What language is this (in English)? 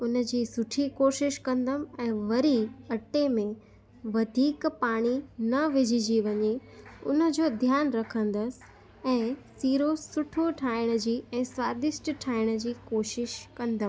Sindhi